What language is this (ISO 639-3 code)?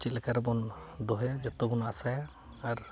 sat